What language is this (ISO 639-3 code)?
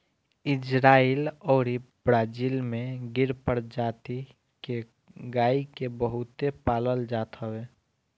bho